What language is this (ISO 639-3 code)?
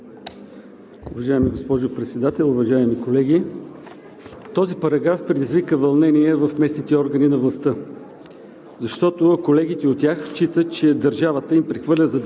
bul